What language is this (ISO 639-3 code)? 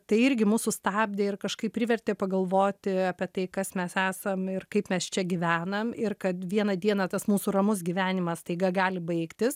lit